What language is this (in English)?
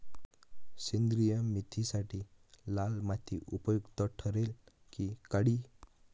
Marathi